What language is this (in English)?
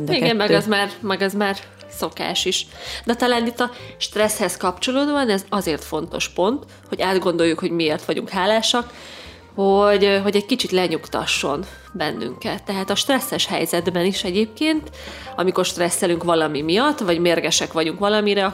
Hungarian